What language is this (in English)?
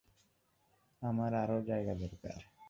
Bangla